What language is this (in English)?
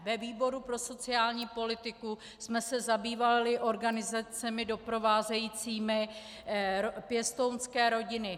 Czech